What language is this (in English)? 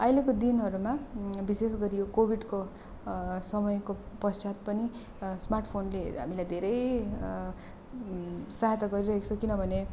Nepali